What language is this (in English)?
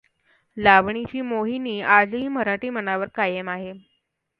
Marathi